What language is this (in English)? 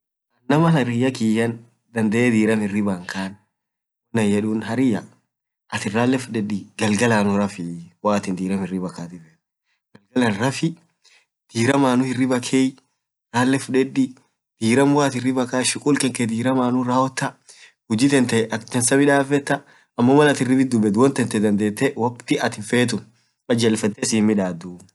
Orma